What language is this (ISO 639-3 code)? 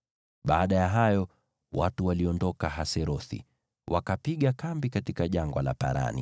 swa